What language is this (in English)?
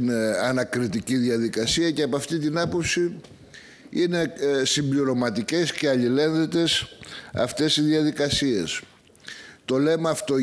Greek